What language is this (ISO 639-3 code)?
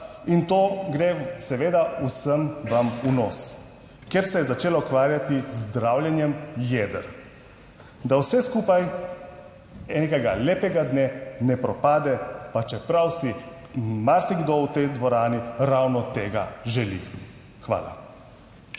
slv